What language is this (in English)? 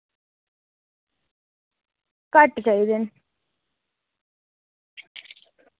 Dogri